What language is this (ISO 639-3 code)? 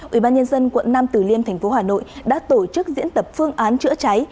vie